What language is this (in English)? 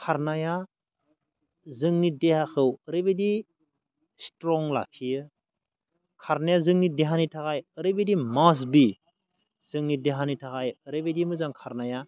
Bodo